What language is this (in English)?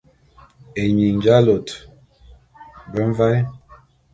Bulu